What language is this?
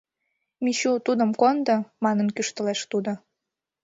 Mari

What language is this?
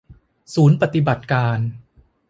Thai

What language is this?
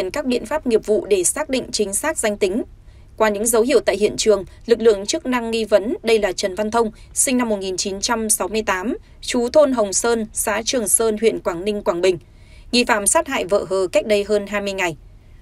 Vietnamese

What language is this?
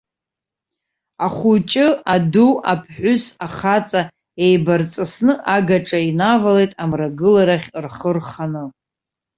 Abkhazian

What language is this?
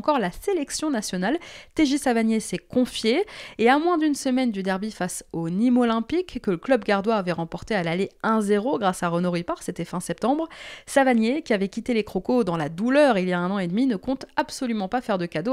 French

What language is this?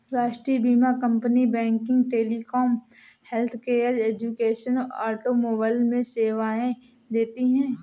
Hindi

